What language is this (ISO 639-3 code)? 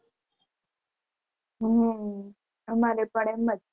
guj